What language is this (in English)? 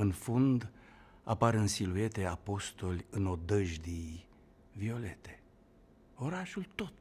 Romanian